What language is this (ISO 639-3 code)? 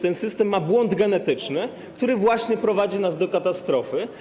pol